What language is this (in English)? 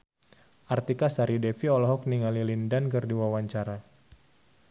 Sundanese